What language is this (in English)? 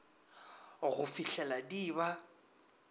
Northern Sotho